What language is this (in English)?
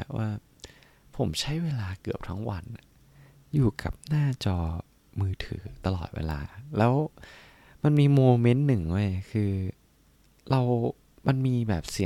Thai